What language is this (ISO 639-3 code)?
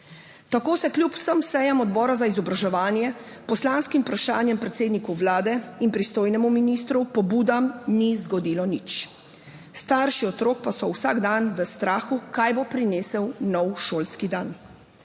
slv